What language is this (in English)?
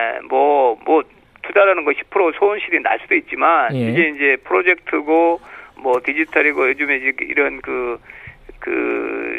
Korean